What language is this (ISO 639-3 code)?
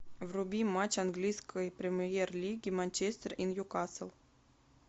rus